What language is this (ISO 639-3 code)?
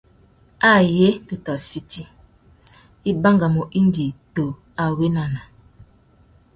bag